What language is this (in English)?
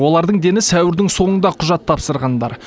Kazakh